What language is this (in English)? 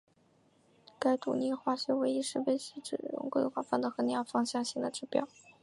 Chinese